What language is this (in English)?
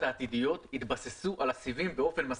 Hebrew